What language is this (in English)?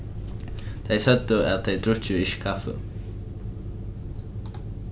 Faroese